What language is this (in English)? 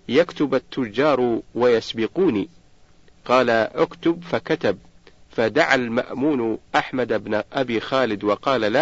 Arabic